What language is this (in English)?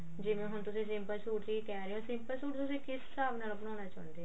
Punjabi